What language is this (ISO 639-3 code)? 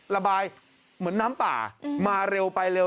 tha